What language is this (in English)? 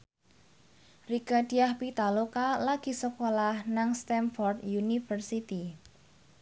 Javanese